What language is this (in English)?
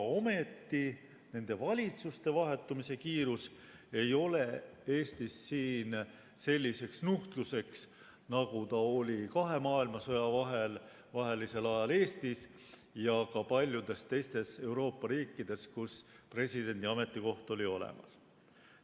Estonian